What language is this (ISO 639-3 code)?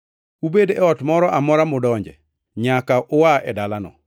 luo